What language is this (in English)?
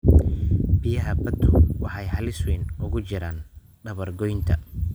Somali